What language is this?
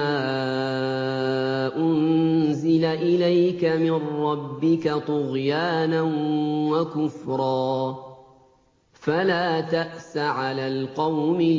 Arabic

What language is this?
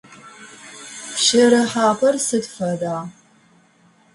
Adyghe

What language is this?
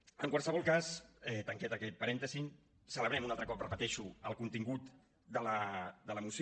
Catalan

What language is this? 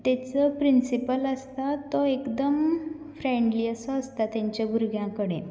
Konkani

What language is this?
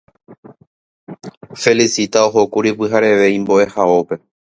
Guarani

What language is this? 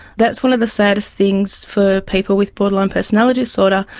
English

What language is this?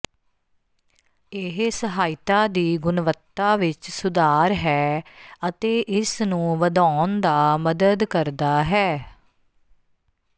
Punjabi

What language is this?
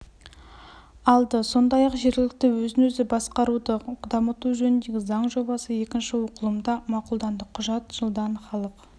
Kazakh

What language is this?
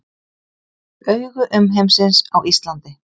Icelandic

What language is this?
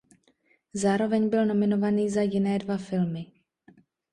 Czech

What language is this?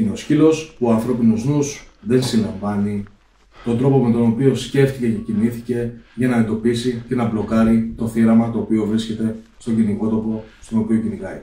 Greek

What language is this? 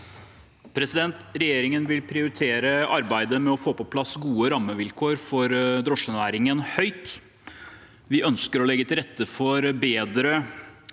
Norwegian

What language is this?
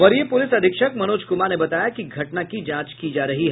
Hindi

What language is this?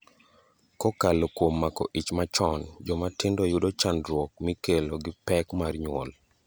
Luo (Kenya and Tanzania)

